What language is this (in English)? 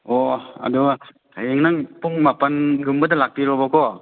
Manipuri